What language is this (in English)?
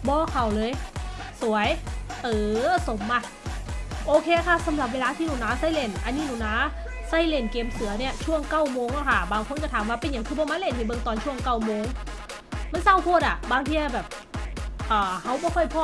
Thai